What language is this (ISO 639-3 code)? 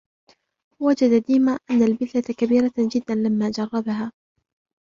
ara